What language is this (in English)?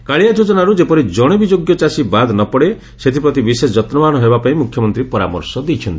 Odia